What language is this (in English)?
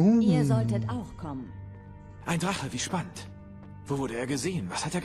German